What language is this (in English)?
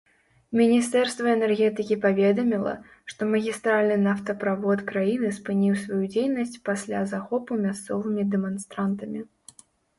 Belarusian